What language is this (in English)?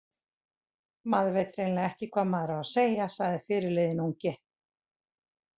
Icelandic